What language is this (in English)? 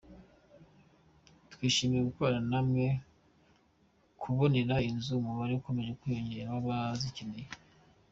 Kinyarwanda